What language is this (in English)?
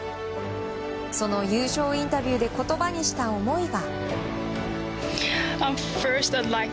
Japanese